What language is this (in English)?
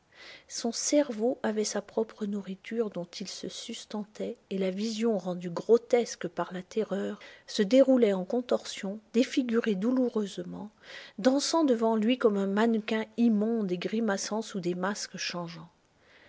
French